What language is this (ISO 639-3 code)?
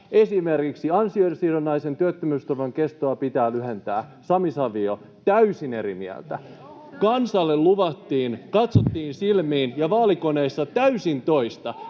fin